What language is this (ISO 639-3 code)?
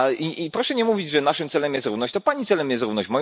pol